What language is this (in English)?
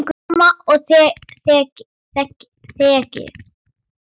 Icelandic